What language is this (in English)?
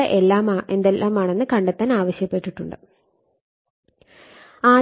Malayalam